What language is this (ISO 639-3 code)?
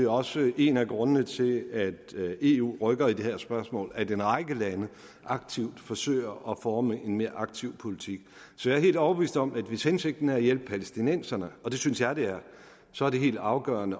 dan